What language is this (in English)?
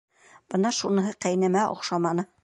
Bashkir